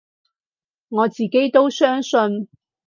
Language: Cantonese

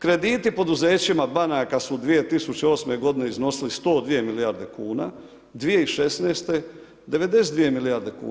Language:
Croatian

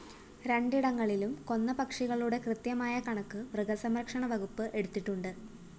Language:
Malayalam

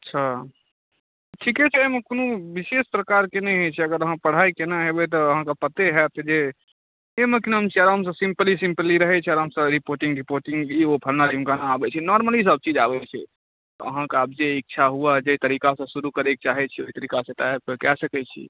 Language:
Maithili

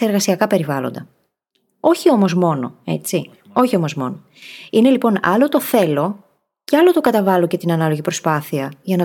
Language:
Greek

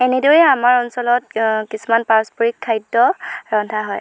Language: Assamese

